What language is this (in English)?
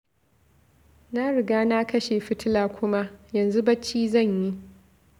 Hausa